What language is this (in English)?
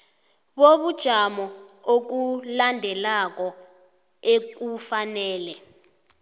South Ndebele